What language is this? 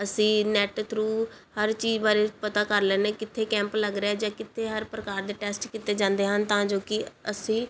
Punjabi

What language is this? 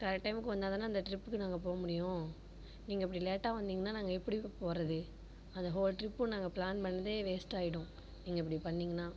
Tamil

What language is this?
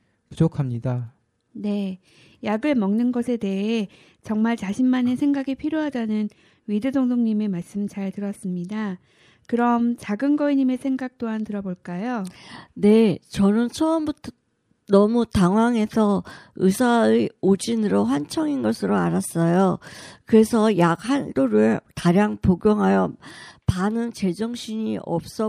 Korean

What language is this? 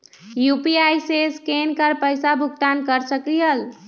Magahi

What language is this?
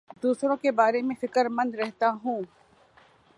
Urdu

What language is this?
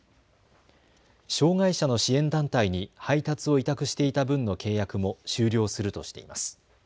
Japanese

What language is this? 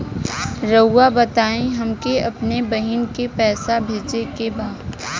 Bhojpuri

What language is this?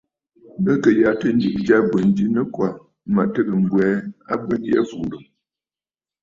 Bafut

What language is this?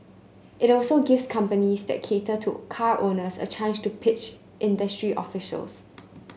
English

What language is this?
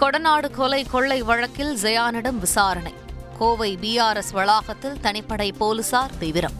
Tamil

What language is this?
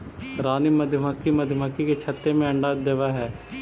Magahi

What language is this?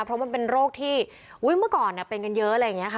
Thai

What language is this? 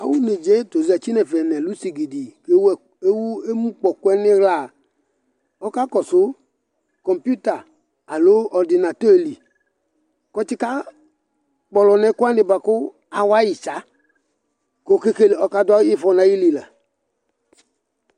Ikposo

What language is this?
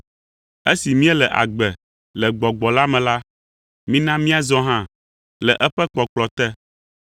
Ewe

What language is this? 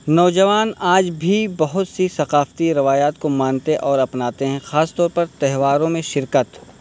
Urdu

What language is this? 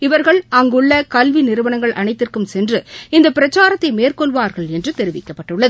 Tamil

